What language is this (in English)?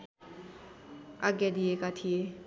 Nepali